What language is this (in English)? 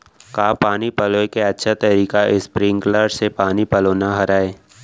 Chhattisgarhi